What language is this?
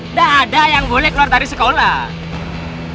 Indonesian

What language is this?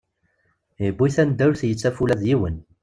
Kabyle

